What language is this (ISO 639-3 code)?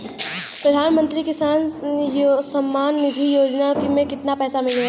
bho